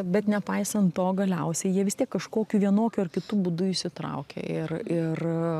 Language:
Lithuanian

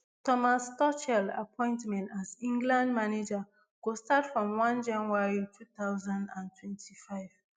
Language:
Nigerian Pidgin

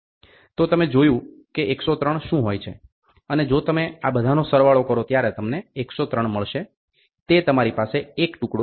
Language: Gujarati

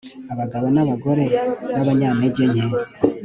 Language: Kinyarwanda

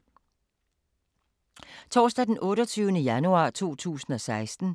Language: Danish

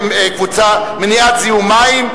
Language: Hebrew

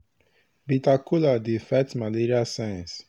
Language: Nigerian Pidgin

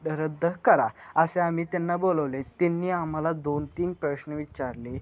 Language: Marathi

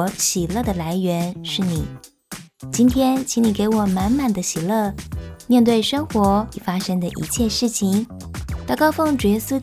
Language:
Chinese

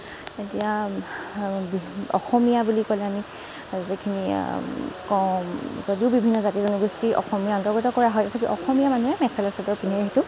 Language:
Assamese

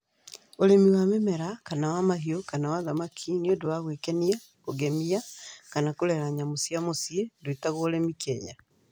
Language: Kikuyu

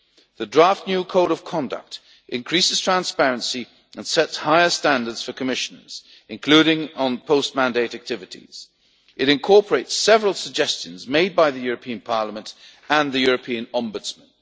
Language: English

